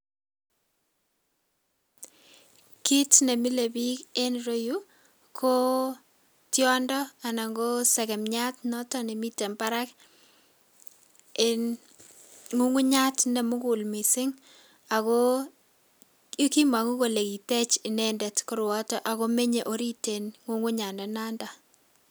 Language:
Kalenjin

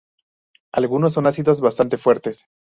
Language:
Spanish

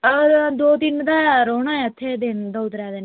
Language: Dogri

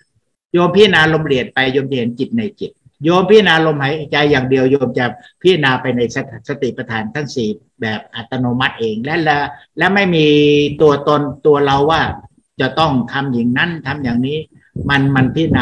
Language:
Thai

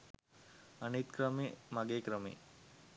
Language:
Sinhala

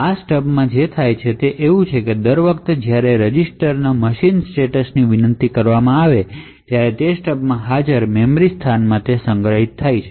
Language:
Gujarati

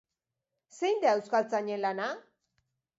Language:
Basque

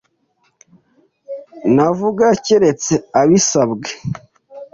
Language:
Kinyarwanda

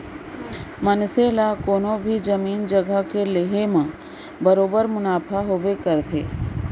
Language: Chhattisgarhi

